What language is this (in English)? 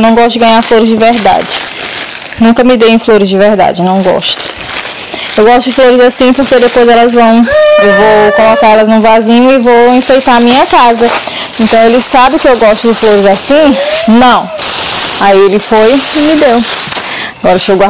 Portuguese